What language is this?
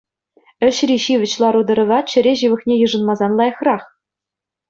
Chuvash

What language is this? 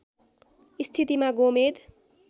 Nepali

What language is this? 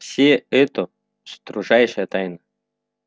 Russian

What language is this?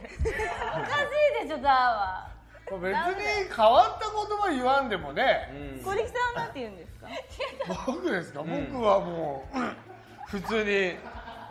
Japanese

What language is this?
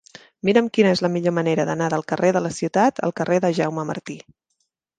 Catalan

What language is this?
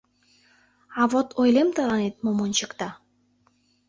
Mari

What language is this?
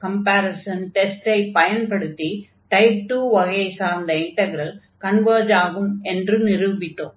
Tamil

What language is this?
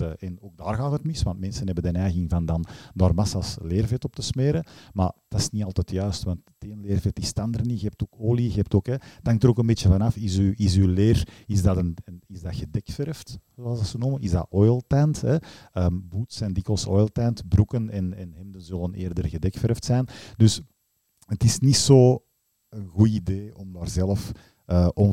Dutch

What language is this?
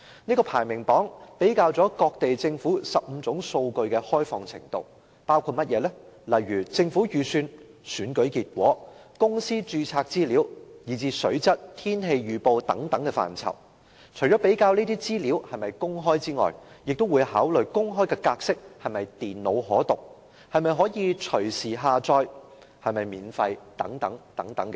Cantonese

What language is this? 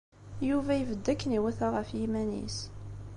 Kabyle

